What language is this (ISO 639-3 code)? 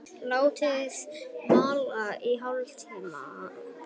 isl